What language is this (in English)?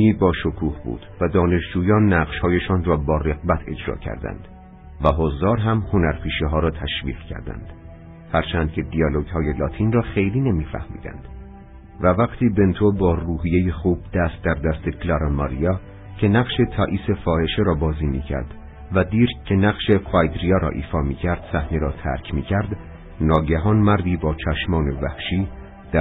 Persian